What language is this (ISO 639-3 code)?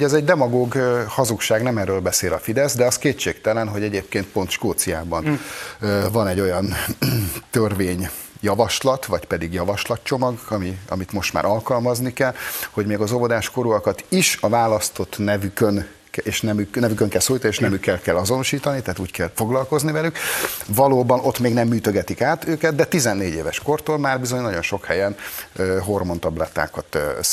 hun